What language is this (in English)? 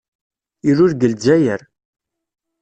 Kabyle